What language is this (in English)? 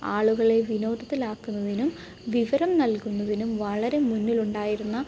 Malayalam